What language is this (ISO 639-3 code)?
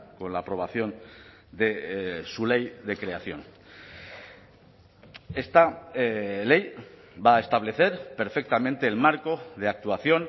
spa